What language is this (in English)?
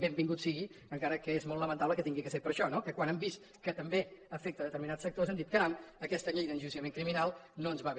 Catalan